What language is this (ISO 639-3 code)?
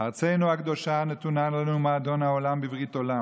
heb